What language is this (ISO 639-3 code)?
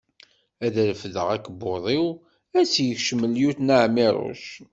kab